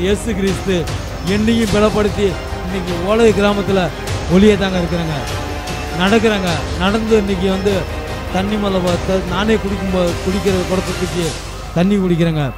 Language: Hindi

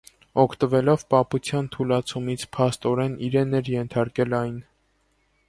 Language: Armenian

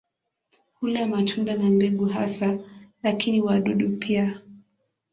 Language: Swahili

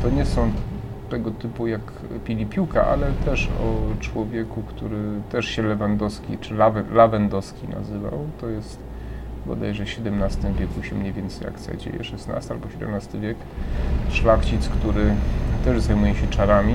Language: Polish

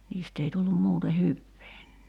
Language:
Finnish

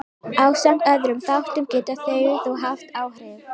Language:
Icelandic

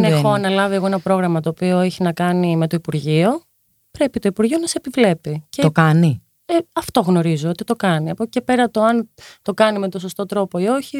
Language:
Greek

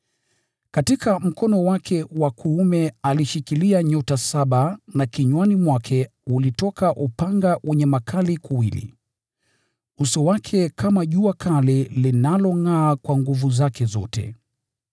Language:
Swahili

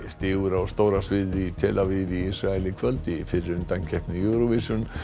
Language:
Icelandic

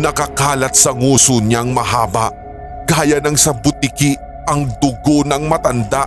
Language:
Filipino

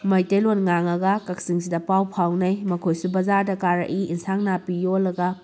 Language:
Manipuri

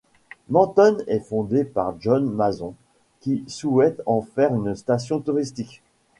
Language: French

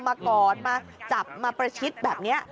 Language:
Thai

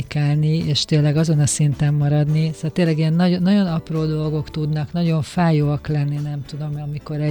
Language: Hungarian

